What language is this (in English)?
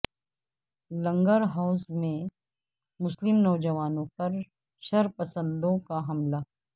Urdu